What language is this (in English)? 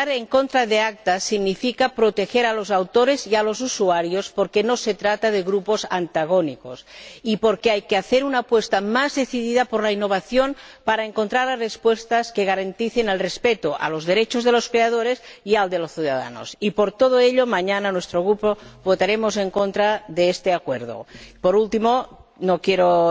Spanish